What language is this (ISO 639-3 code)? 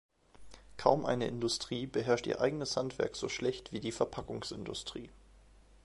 deu